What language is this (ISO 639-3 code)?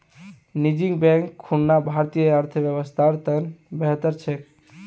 mag